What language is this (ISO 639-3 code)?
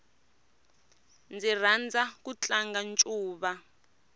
tso